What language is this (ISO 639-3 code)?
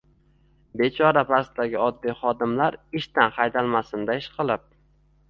uzb